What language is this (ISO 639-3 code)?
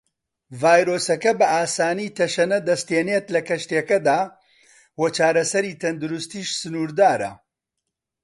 ckb